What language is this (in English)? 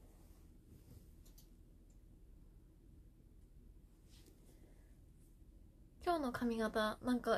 Japanese